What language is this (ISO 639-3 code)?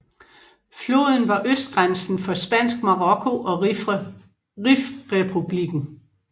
dan